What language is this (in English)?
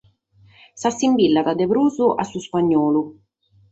Sardinian